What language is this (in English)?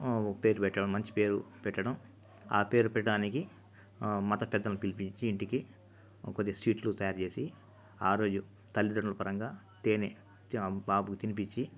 Telugu